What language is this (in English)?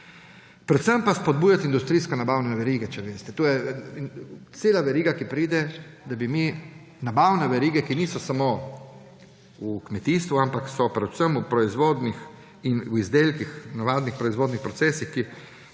Slovenian